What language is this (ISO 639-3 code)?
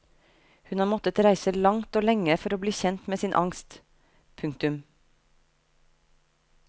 nor